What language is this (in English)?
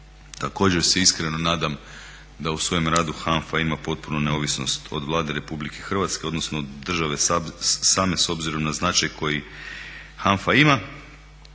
Croatian